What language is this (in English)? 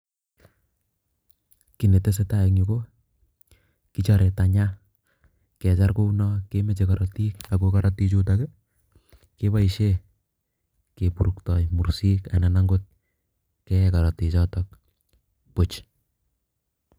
Kalenjin